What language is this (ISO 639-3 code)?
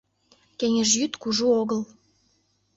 chm